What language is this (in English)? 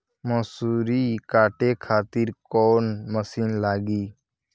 Bhojpuri